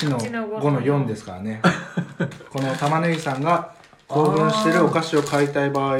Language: Japanese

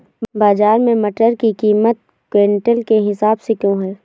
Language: Hindi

